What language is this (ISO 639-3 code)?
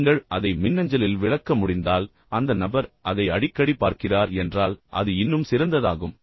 tam